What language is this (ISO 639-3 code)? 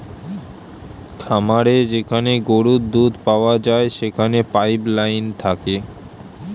ben